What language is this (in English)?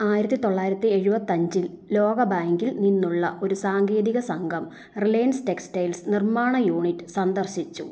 Malayalam